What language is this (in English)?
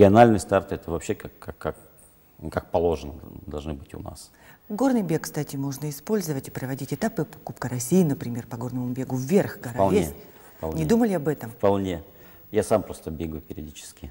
Russian